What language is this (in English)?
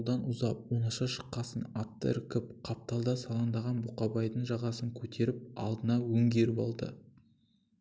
Kazakh